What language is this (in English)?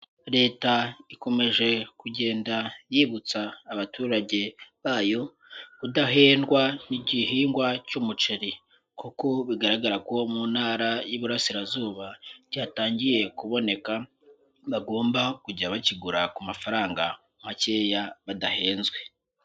Kinyarwanda